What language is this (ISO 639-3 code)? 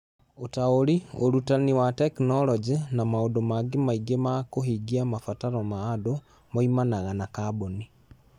kik